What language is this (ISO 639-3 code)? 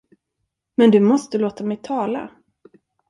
swe